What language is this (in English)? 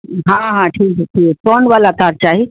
Urdu